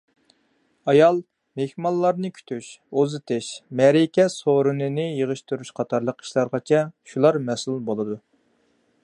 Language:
Uyghur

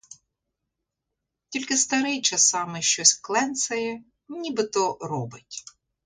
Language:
Ukrainian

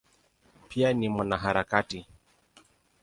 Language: Swahili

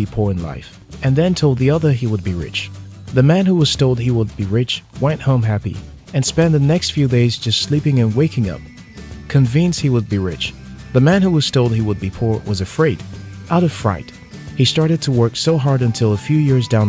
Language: English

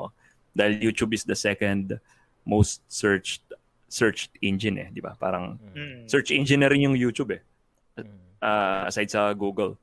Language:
Filipino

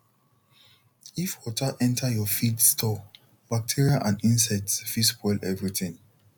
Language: Nigerian Pidgin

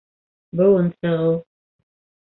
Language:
Bashkir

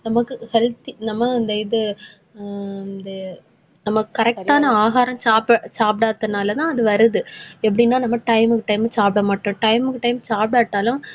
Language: Tamil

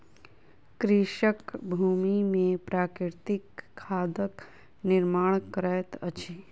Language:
Maithili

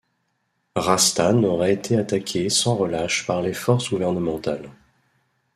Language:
French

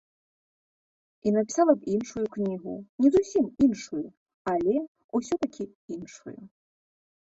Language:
Belarusian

